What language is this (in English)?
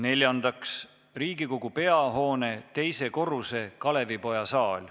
Estonian